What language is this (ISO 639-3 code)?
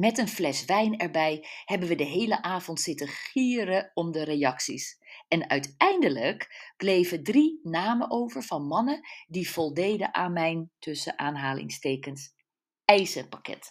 nld